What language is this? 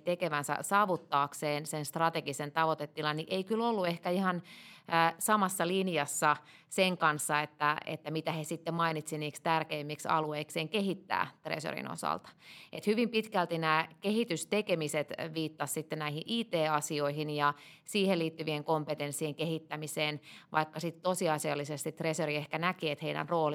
Finnish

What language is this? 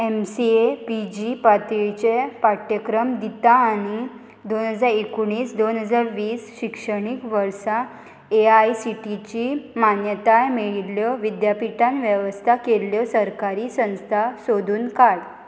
Konkani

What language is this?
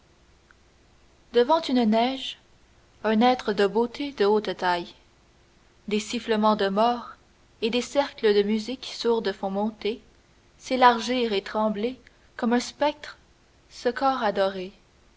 French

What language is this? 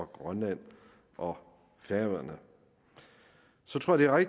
Danish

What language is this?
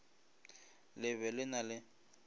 Northern Sotho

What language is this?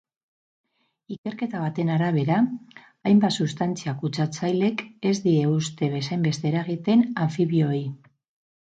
Basque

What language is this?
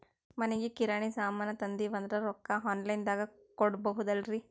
Kannada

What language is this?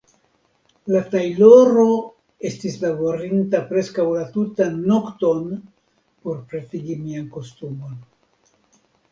Esperanto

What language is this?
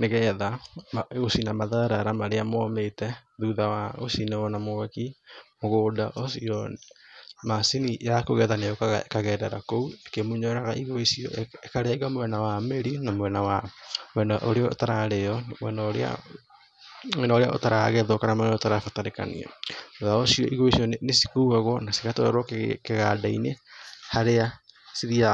Kikuyu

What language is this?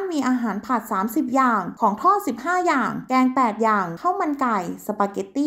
Thai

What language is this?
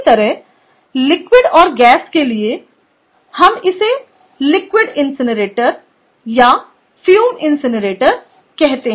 Hindi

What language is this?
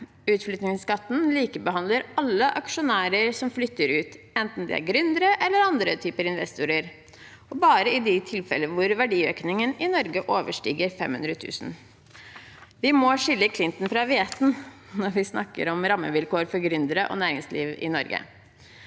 Norwegian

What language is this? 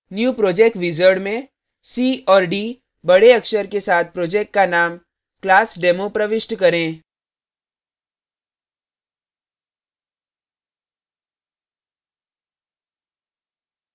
Hindi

